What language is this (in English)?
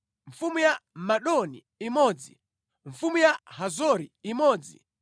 Nyanja